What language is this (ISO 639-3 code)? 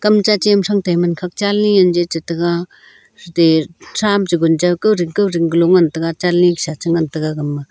nnp